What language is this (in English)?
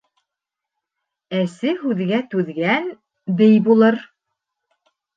Bashkir